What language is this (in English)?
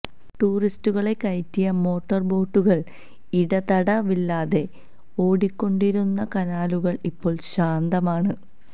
Malayalam